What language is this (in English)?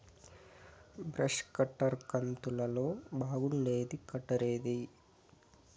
Telugu